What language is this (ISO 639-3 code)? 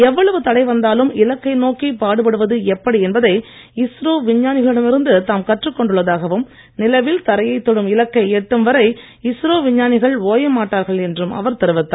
tam